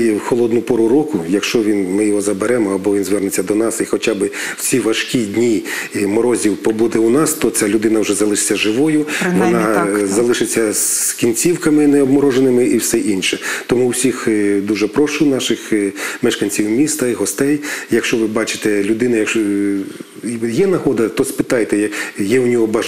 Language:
Ukrainian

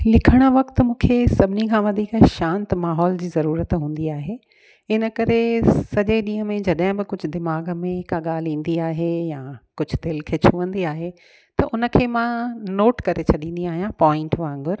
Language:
Sindhi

